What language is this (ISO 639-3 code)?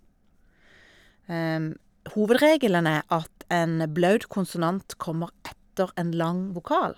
nor